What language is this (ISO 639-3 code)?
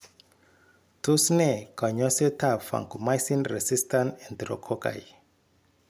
kln